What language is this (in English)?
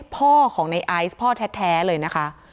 Thai